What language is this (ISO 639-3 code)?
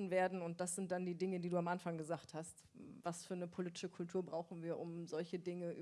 deu